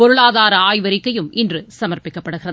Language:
Tamil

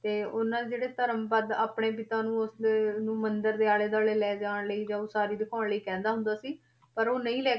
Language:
Punjabi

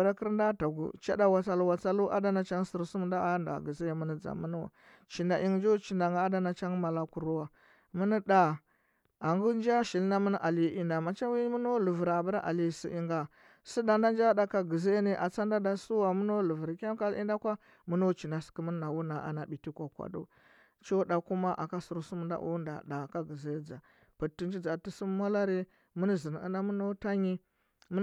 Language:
Huba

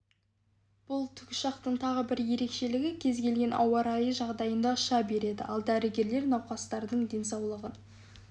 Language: Kazakh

